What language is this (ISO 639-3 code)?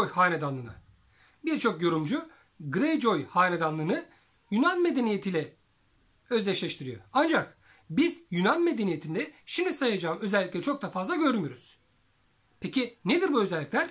tur